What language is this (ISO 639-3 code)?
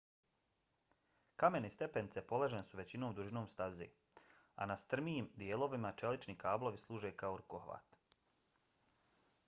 bos